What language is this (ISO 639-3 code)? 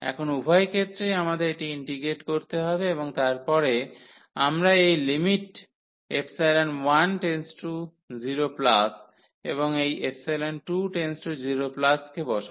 ben